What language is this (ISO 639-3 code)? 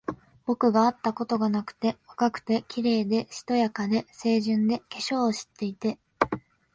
jpn